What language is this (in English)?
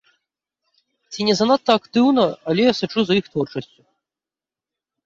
Belarusian